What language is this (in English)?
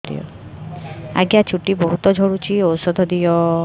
Odia